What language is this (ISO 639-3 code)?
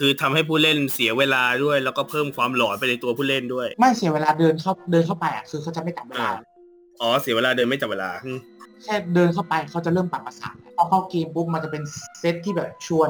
tha